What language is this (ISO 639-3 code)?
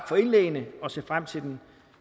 dan